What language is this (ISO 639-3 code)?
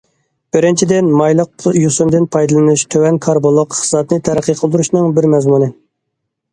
uig